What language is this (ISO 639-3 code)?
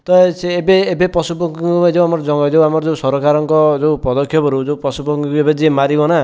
ori